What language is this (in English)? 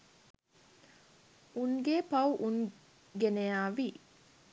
Sinhala